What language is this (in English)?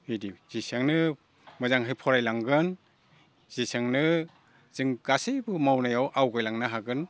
Bodo